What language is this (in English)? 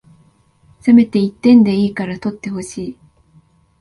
Japanese